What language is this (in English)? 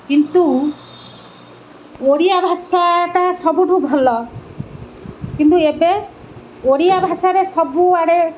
Odia